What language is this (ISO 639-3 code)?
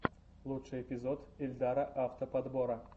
rus